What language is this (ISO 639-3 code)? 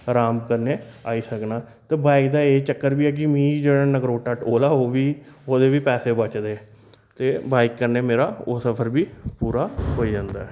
doi